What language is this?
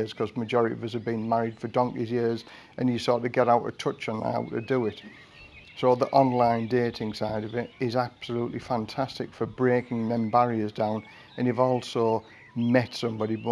English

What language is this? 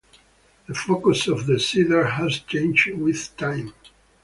English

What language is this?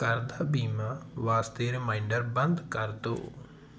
Punjabi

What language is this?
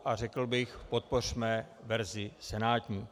Czech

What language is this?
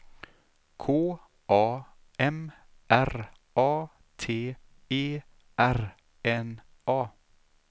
Swedish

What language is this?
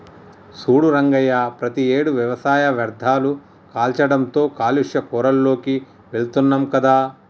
Telugu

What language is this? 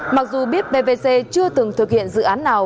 Vietnamese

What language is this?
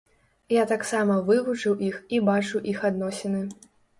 Belarusian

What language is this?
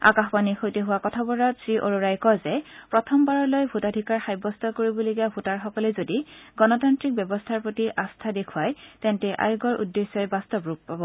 Assamese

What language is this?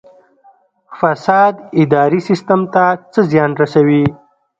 Pashto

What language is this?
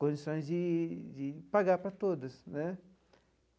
Portuguese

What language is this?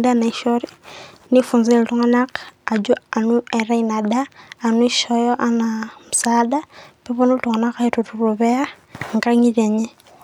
Masai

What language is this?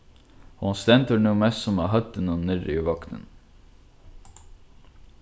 Faroese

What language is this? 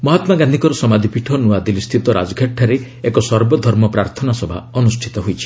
Odia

